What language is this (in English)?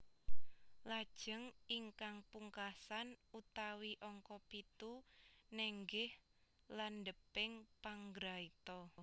Javanese